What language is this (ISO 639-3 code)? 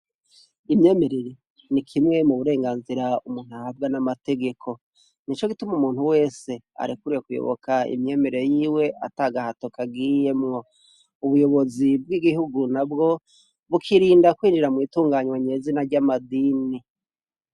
run